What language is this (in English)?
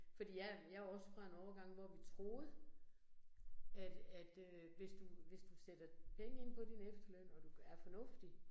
Danish